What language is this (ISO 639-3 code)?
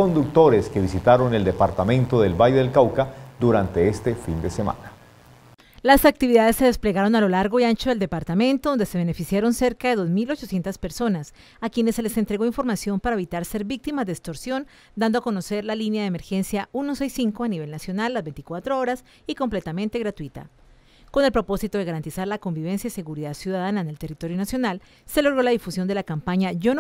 spa